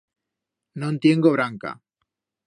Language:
Aragonese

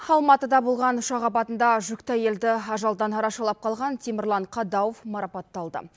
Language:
Kazakh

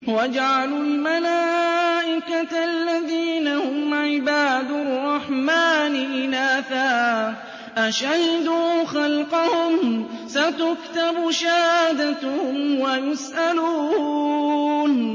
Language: Arabic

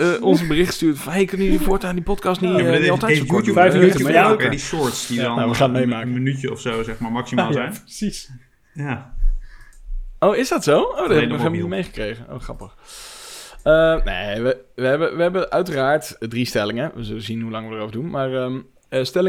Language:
Dutch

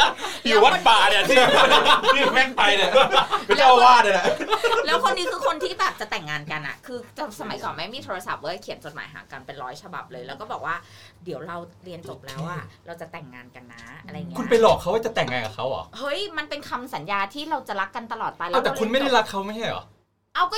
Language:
Thai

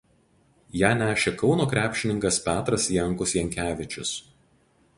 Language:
Lithuanian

